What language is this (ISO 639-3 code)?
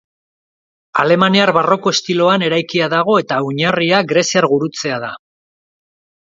eus